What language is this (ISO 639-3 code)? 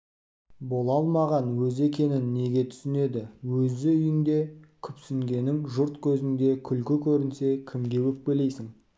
kaz